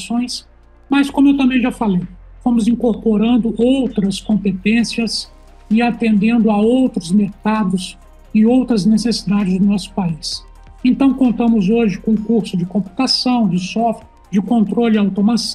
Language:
Portuguese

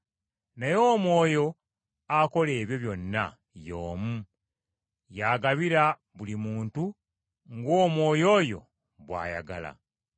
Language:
Ganda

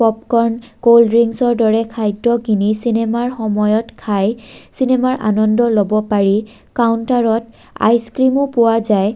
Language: Assamese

